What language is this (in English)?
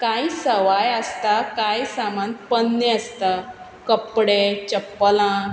Konkani